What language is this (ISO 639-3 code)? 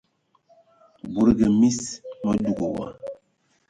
ewo